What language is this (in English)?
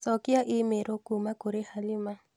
Kikuyu